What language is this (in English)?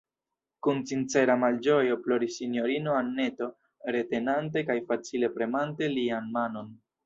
Esperanto